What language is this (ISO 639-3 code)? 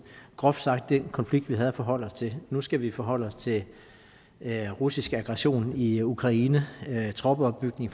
dan